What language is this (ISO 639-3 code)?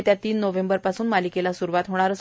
mar